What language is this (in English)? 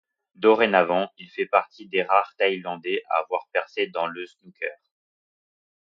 French